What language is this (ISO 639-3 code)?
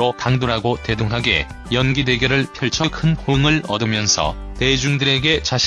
kor